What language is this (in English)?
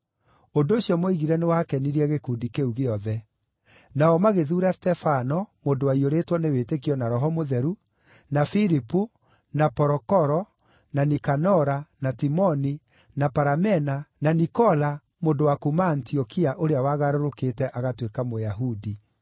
Kikuyu